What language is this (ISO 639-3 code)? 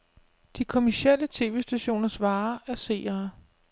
dan